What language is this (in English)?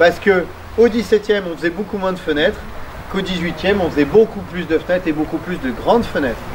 French